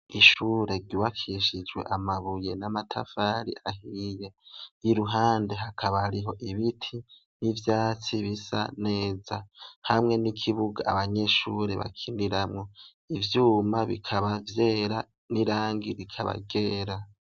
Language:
Rundi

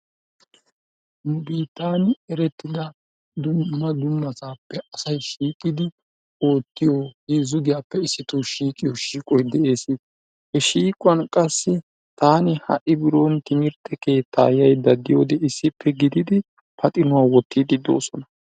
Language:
Wolaytta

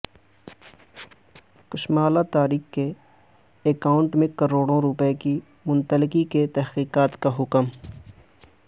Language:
Urdu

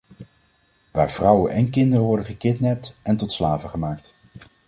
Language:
Dutch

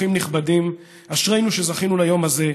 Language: Hebrew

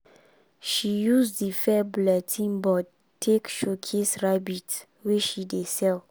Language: Nigerian Pidgin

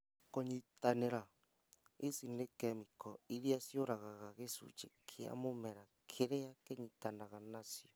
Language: Kikuyu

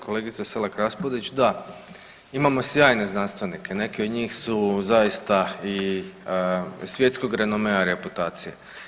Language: Croatian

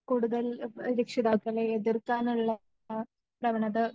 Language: Malayalam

